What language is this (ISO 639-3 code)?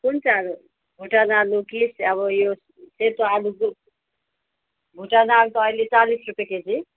nep